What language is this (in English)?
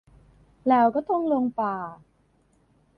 Thai